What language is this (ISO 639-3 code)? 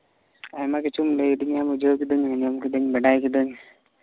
sat